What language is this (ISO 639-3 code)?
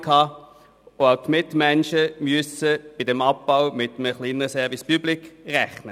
gsw